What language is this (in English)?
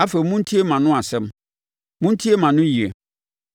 Akan